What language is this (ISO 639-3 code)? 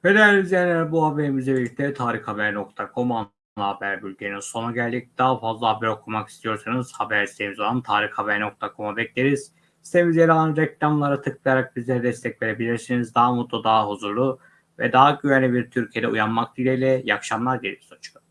tur